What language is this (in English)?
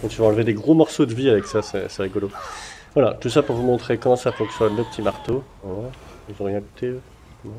French